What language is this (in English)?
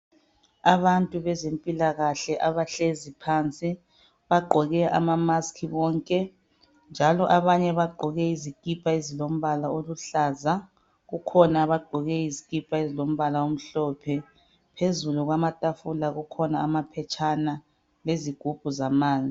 North Ndebele